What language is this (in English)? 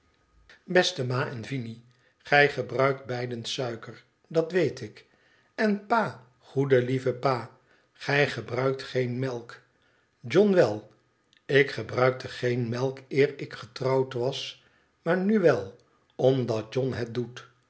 Dutch